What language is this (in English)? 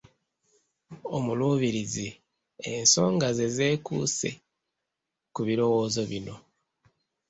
Ganda